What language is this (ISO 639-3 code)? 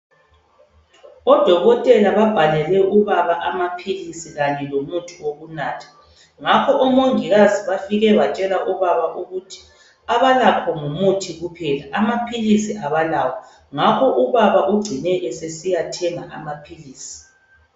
nde